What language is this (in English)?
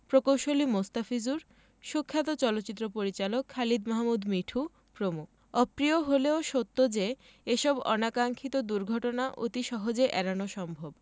Bangla